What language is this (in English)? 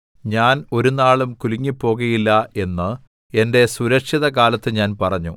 Malayalam